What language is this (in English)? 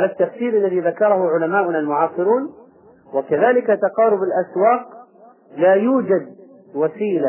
Arabic